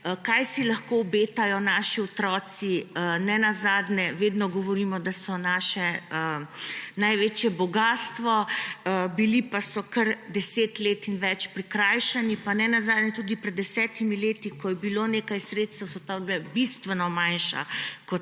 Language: Slovenian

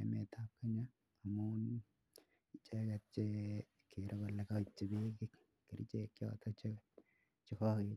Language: Kalenjin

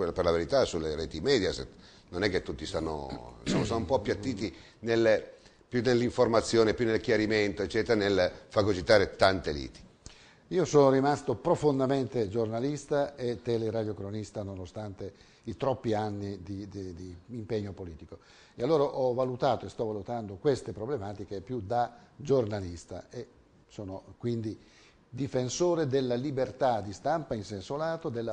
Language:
Italian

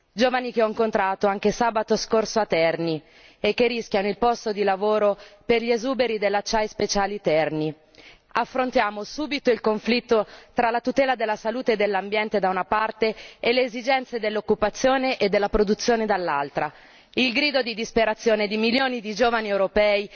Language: Italian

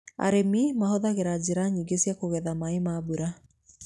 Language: Kikuyu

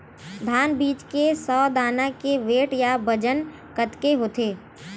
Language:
Chhattisgarhi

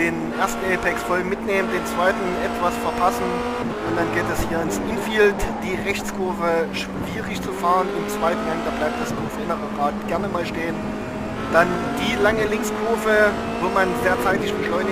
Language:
German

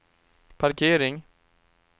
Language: Swedish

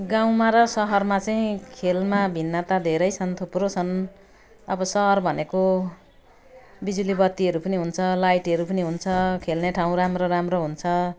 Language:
Nepali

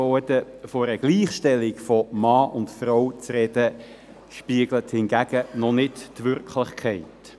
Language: Swiss German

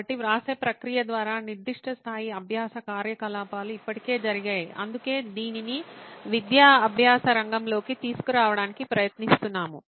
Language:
Telugu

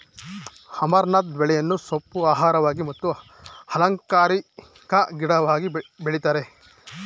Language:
Kannada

